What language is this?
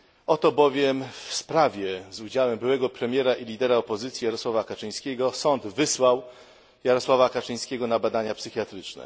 Polish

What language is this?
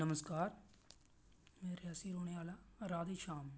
Dogri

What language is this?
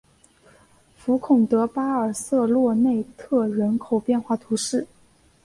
Chinese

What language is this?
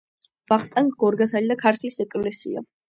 Georgian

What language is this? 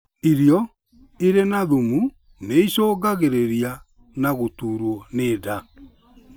Kikuyu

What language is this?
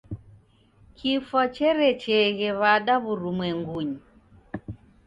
Taita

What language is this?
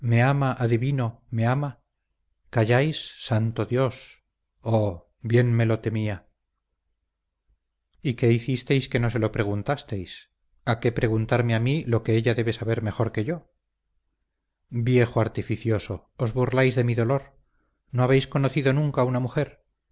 Spanish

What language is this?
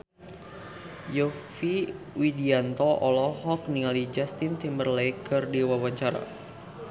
Sundanese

